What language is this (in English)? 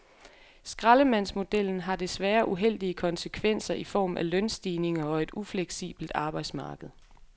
Danish